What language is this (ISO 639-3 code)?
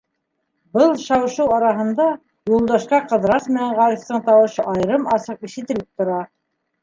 bak